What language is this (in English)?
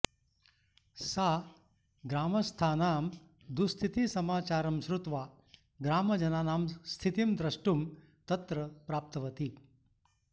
Sanskrit